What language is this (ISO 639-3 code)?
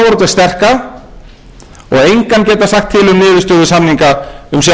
isl